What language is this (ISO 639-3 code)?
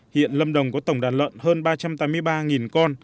vie